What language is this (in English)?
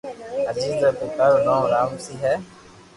Loarki